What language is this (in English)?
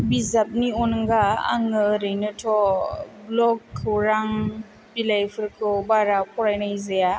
Bodo